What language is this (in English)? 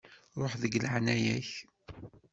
Kabyle